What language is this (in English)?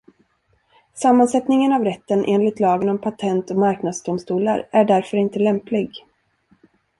Swedish